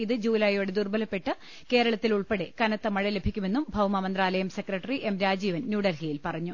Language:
Malayalam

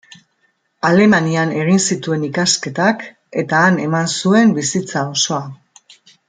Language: Basque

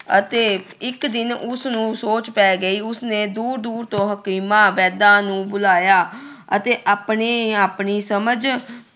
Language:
Punjabi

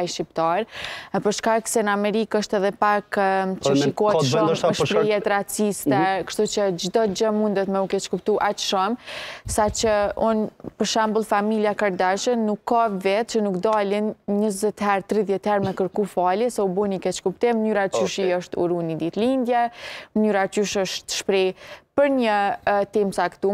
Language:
Romanian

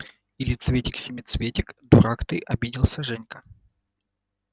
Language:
Russian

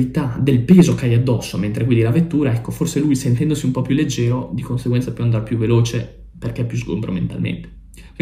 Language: Italian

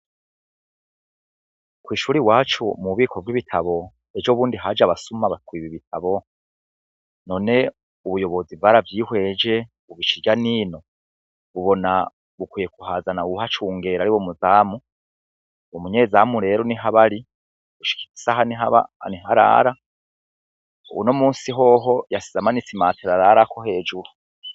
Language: Rundi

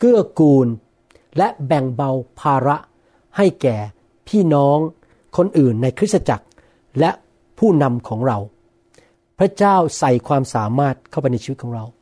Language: Thai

